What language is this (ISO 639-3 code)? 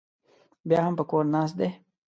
pus